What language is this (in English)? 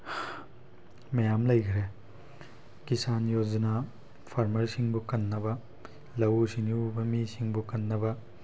Manipuri